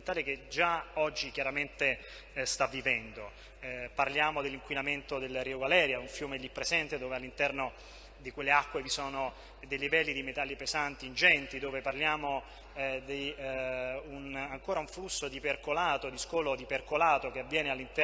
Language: Italian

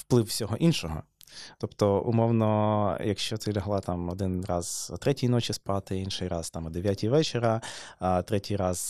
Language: Ukrainian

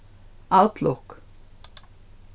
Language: Faroese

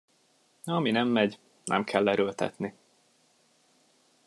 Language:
Hungarian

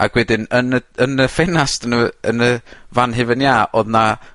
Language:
Welsh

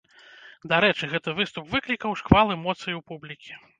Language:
Belarusian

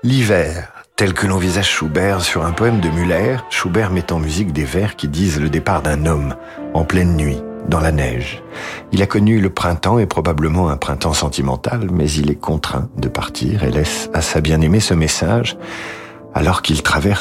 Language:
French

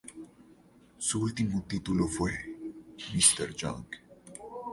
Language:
Spanish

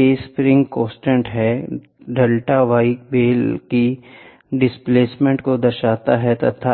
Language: Hindi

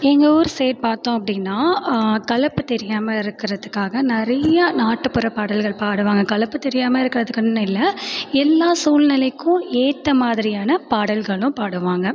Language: Tamil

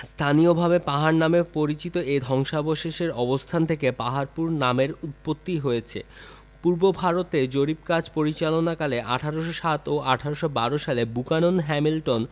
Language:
Bangla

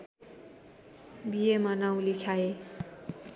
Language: Nepali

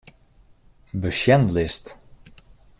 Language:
Western Frisian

